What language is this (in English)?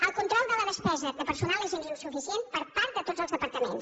Catalan